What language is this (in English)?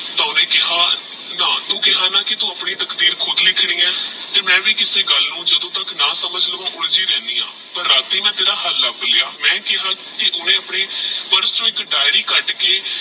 Punjabi